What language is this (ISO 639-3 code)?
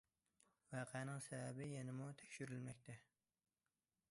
uig